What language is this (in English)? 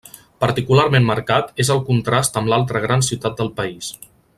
Catalan